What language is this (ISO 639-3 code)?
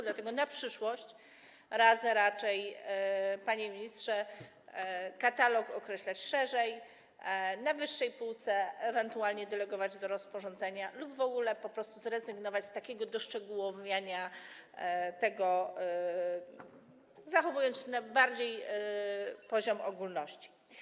pol